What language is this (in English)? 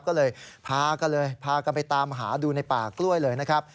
Thai